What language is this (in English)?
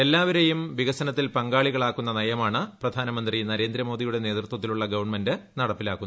Malayalam